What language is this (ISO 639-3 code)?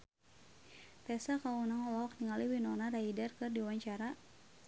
sun